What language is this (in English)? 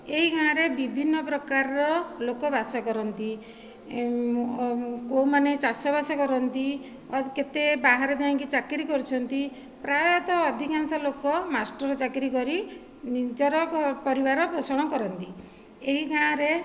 Odia